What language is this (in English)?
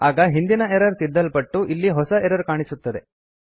Kannada